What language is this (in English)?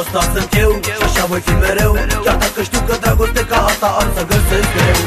Romanian